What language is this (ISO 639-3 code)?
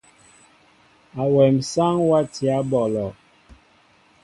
mbo